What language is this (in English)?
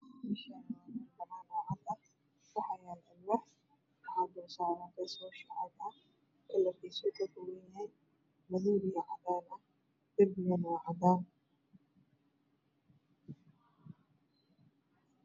Somali